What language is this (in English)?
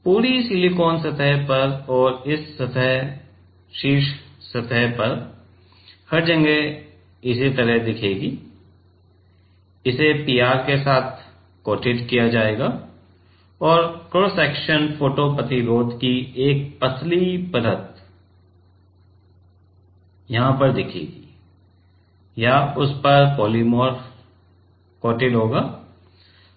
Hindi